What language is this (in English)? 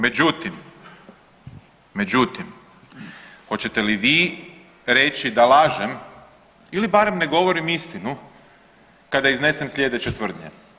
Croatian